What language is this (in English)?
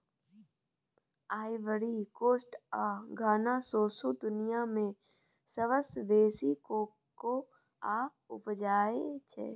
Maithili